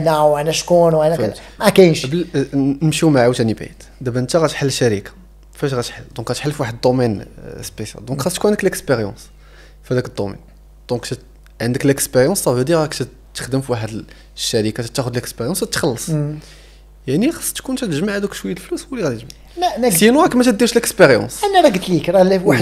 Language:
Arabic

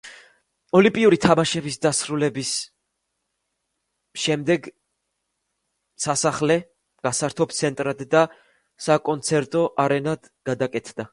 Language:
Georgian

